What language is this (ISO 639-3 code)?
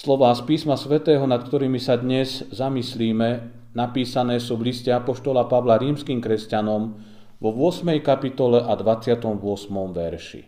slk